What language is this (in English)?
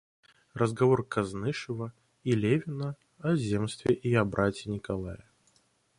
Russian